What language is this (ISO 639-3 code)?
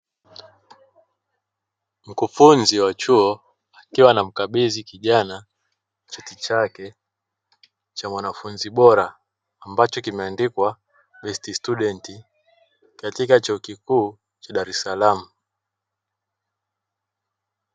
swa